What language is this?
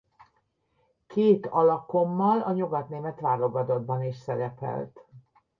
Hungarian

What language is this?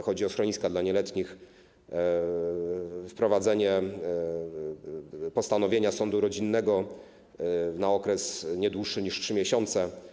Polish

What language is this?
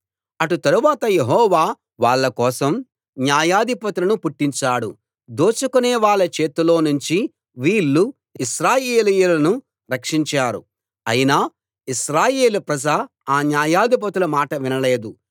Telugu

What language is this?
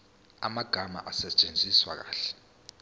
Zulu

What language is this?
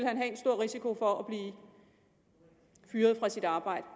Danish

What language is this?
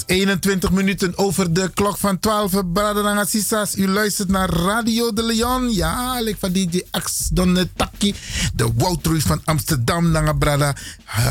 Dutch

